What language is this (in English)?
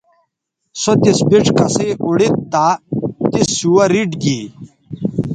Bateri